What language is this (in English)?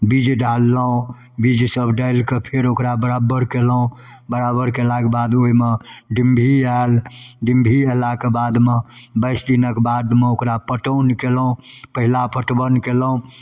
Maithili